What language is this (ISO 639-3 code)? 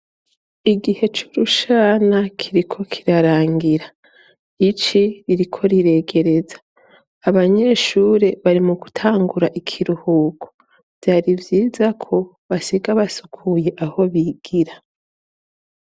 run